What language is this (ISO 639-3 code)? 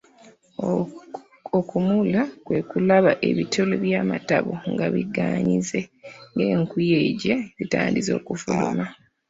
lug